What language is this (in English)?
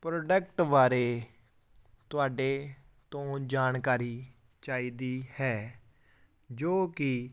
Punjabi